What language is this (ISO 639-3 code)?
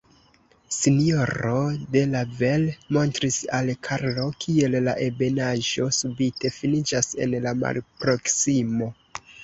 epo